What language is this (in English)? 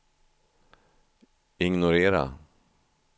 Swedish